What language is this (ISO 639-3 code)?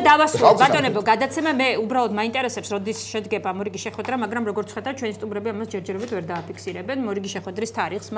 ron